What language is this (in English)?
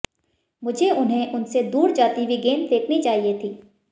Hindi